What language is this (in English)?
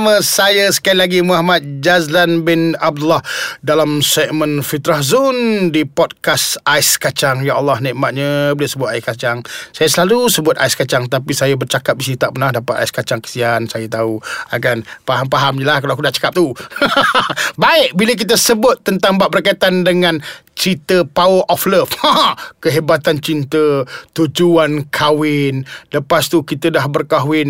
Malay